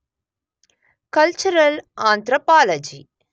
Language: Kannada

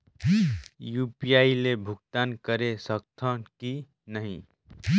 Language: Chhattisgarhi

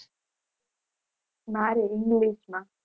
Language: Gujarati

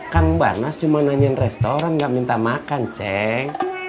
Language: Indonesian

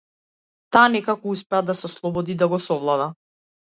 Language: Macedonian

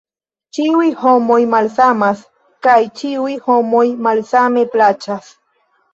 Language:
Esperanto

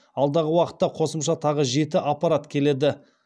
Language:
Kazakh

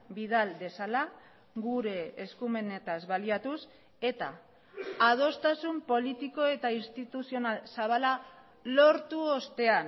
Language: Basque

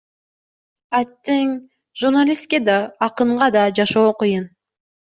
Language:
Kyrgyz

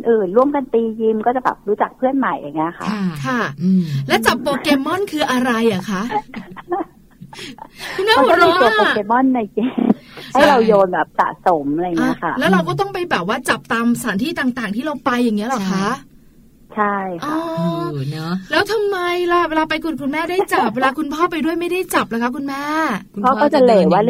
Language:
Thai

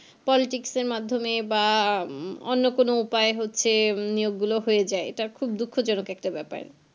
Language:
Bangla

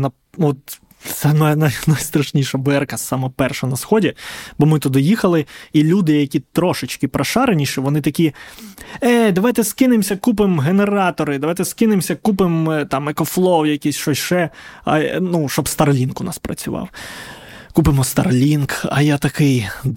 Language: Ukrainian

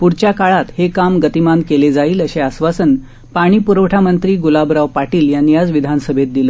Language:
Marathi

